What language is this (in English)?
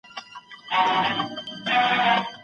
Pashto